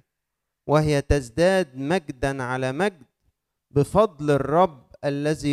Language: Arabic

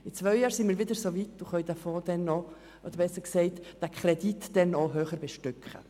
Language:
Swiss German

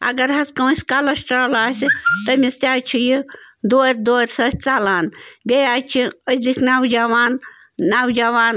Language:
Kashmiri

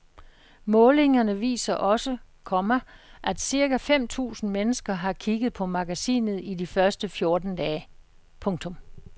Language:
Danish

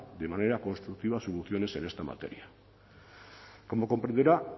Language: Spanish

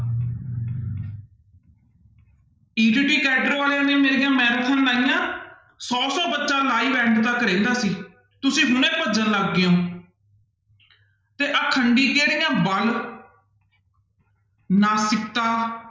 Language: Punjabi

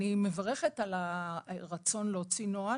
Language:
Hebrew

